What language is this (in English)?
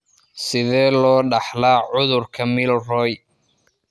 Somali